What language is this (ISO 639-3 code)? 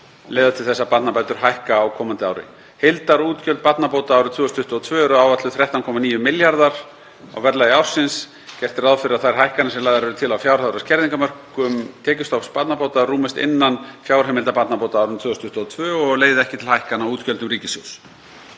isl